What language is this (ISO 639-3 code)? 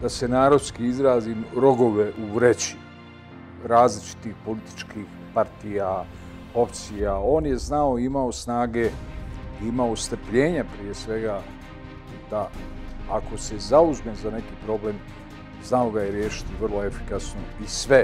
nld